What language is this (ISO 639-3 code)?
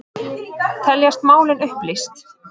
isl